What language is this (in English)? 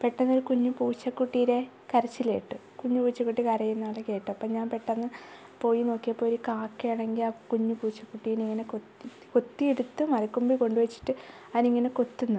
Malayalam